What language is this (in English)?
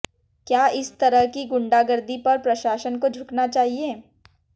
Hindi